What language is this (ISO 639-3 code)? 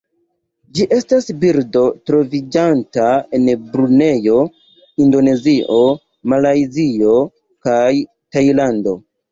epo